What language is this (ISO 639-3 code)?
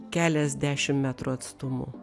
lit